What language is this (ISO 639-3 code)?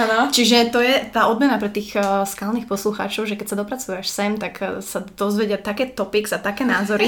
slk